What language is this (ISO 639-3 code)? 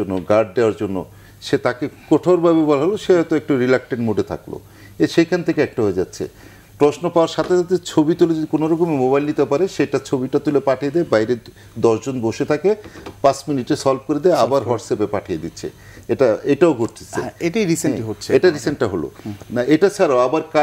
ben